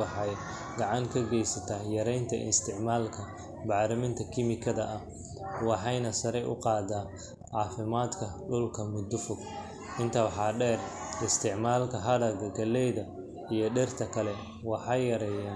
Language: Somali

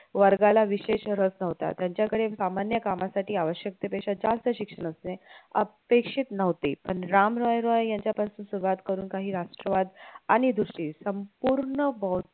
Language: Marathi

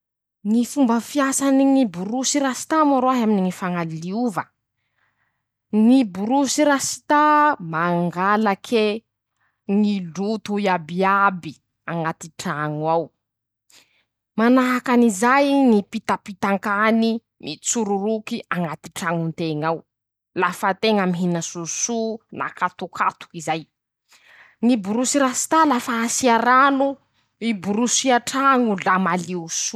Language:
Masikoro Malagasy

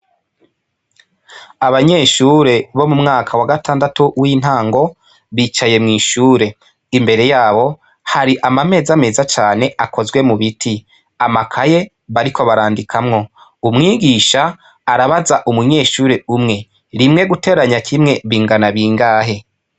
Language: Rundi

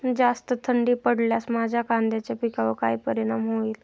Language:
Marathi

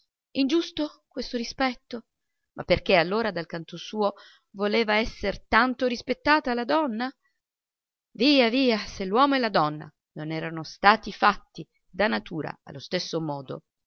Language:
Italian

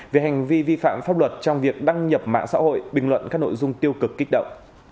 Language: Vietnamese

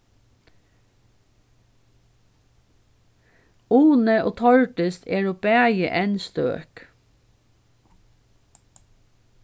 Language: Faroese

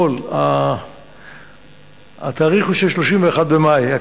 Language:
Hebrew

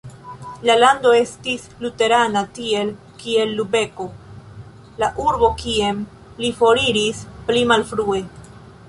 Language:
Esperanto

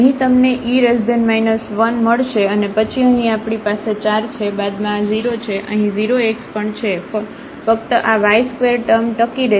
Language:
Gujarati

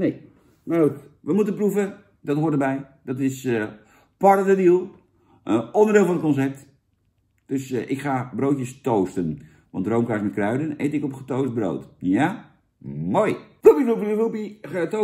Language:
Dutch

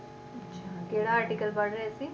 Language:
Punjabi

